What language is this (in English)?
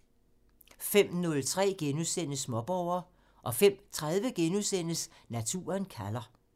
Danish